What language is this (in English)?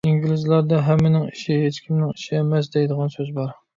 Uyghur